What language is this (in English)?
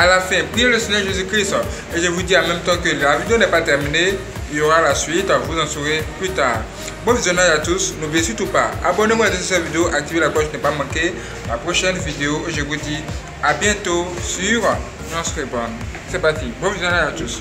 Russian